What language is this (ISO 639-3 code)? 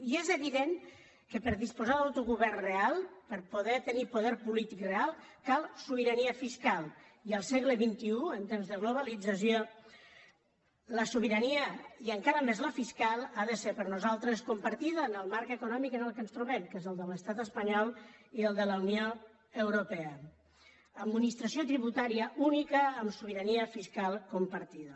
cat